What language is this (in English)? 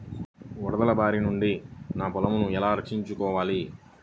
Telugu